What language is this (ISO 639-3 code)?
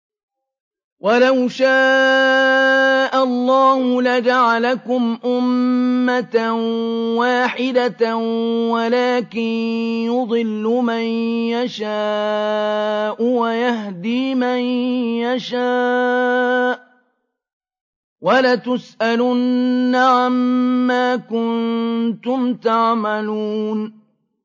ara